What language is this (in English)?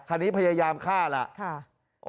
Thai